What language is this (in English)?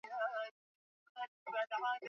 Swahili